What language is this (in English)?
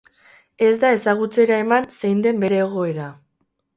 Basque